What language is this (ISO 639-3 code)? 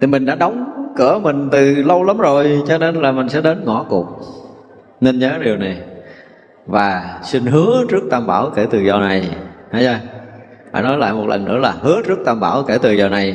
vie